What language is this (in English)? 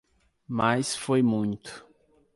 Portuguese